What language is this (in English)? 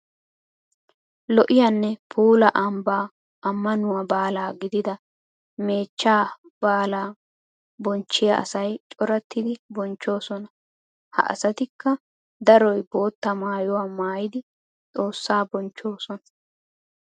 Wolaytta